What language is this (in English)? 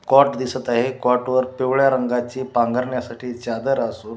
Marathi